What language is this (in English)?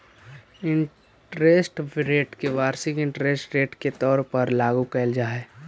Magahi